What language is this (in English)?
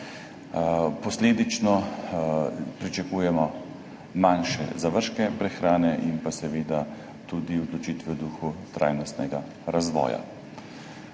Slovenian